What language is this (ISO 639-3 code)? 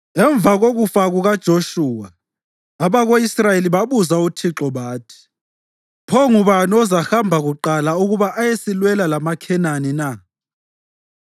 nde